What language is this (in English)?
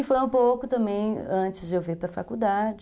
Portuguese